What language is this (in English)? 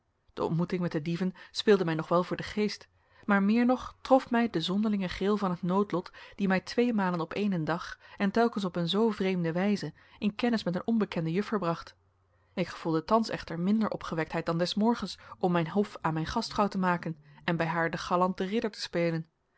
Dutch